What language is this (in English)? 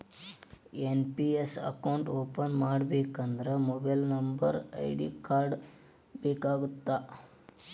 Kannada